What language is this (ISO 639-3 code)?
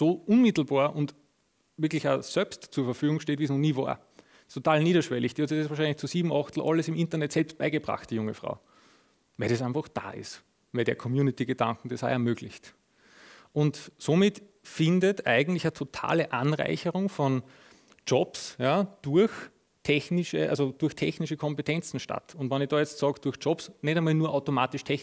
deu